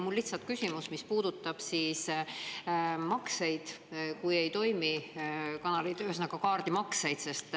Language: Estonian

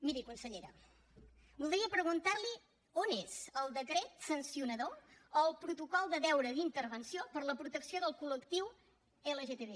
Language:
Catalan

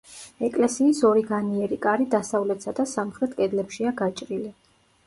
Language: Georgian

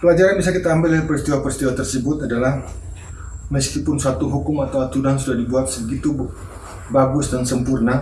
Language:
Indonesian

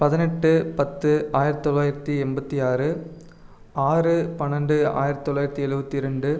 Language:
Tamil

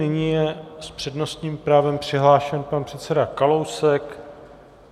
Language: Czech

